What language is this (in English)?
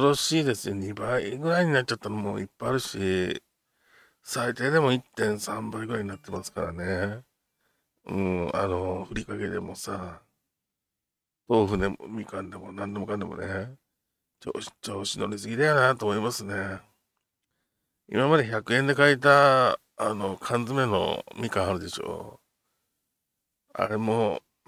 Japanese